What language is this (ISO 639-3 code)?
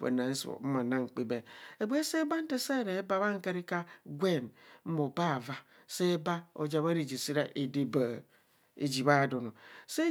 bcs